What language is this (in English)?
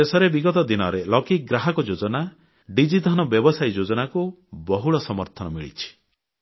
Odia